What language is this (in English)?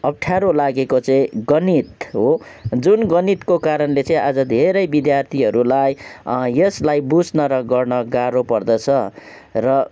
Nepali